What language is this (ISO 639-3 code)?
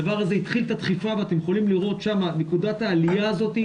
heb